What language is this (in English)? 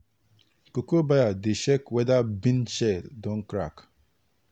Nigerian Pidgin